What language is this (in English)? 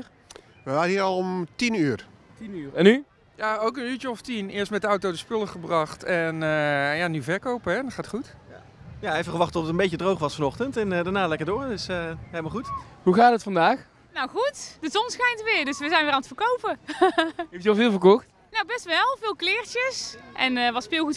Dutch